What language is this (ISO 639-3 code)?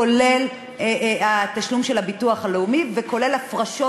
heb